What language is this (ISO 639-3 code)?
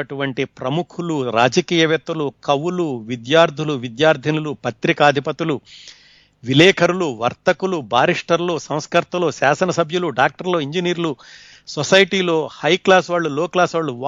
tel